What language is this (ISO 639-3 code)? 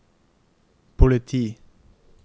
nor